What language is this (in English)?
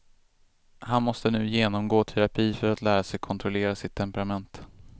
Swedish